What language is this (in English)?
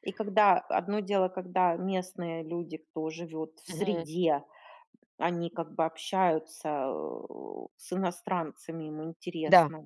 Russian